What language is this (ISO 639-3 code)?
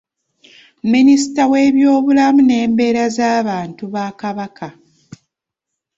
lug